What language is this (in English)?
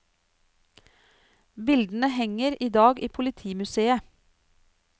Norwegian